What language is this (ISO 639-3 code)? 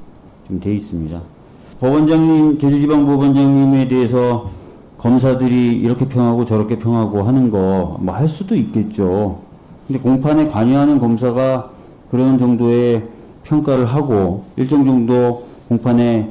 kor